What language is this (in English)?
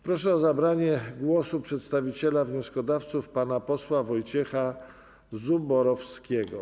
Polish